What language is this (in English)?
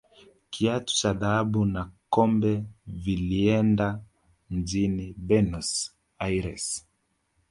Swahili